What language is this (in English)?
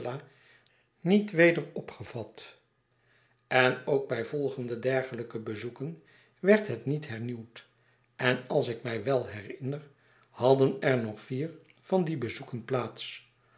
Dutch